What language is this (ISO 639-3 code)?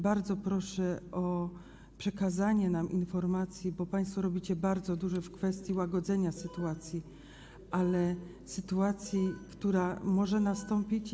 pol